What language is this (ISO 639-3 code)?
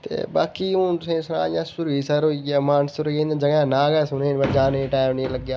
doi